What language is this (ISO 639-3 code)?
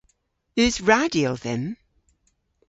cor